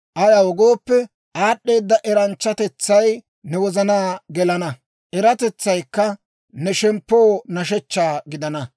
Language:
Dawro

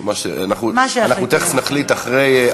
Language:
Hebrew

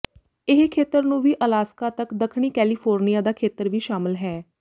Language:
Punjabi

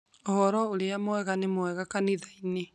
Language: Kikuyu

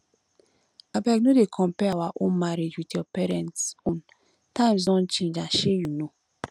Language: Nigerian Pidgin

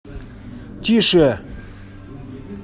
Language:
Russian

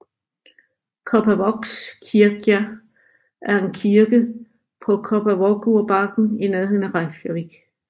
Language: Danish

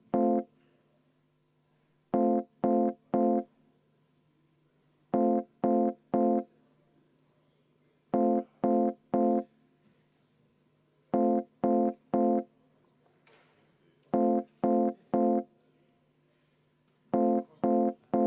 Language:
Estonian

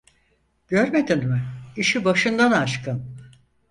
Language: Turkish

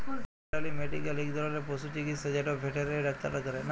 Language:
Bangla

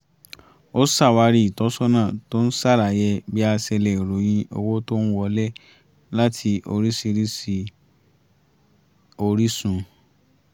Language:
Yoruba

